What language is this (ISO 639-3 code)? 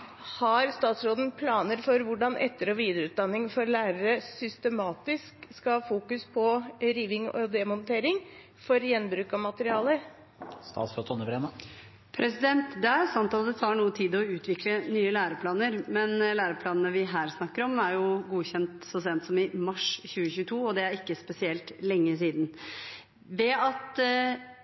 nob